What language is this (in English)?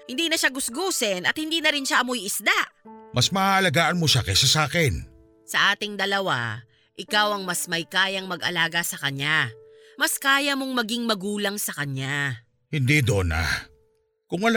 Filipino